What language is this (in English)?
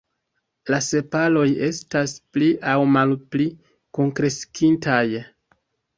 Esperanto